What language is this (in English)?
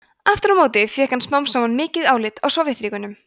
Icelandic